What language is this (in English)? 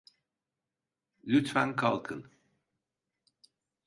Turkish